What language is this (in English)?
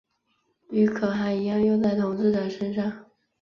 Chinese